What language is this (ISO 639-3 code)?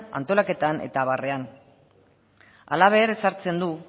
eus